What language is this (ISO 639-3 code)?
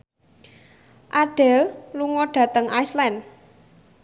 jav